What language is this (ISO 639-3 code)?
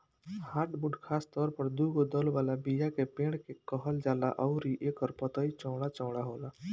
bho